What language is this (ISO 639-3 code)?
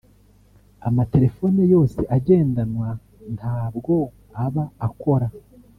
kin